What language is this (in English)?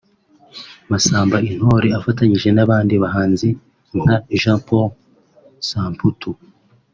Kinyarwanda